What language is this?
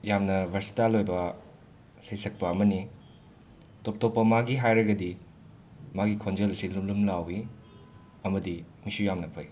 Manipuri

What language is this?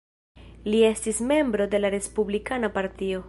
Esperanto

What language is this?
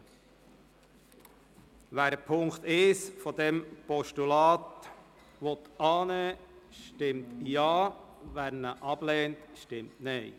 Swiss German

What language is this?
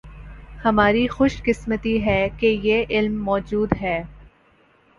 Urdu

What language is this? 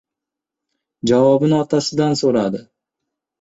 Uzbek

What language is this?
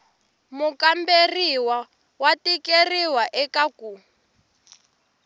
Tsonga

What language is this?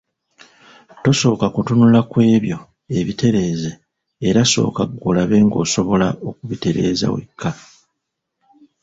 Ganda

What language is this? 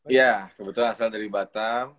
Indonesian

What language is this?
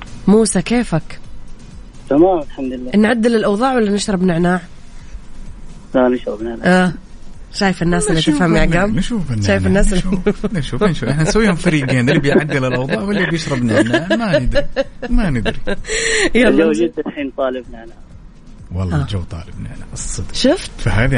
Arabic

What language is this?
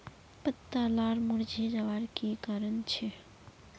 Magahi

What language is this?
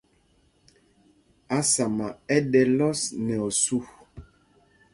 Mpumpong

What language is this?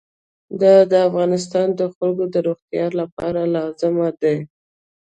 Pashto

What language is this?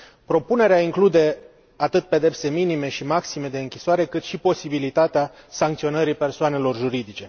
Romanian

